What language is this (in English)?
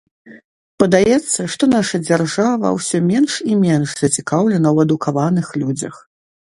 Belarusian